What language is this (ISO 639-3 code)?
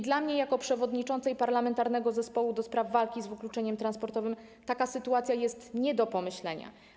pol